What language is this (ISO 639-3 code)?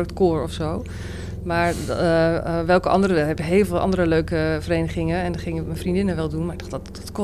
nld